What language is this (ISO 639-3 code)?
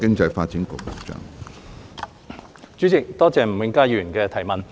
yue